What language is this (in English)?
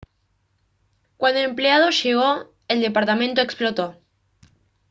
Spanish